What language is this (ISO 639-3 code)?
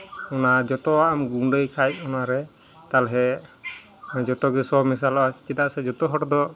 sat